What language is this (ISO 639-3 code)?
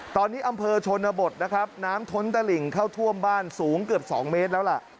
tha